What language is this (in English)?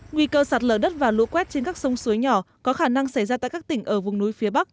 Vietnamese